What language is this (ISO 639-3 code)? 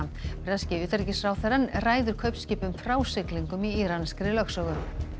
isl